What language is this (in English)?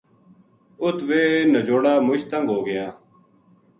Gujari